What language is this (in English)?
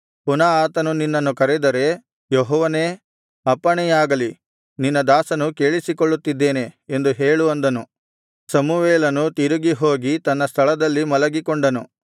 Kannada